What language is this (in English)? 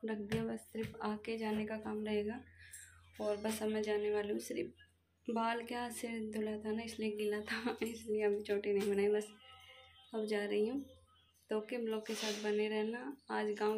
Hindi